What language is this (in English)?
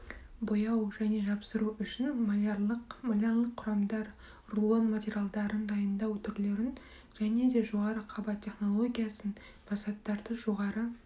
Kazakh